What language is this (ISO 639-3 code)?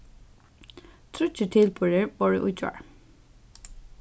fao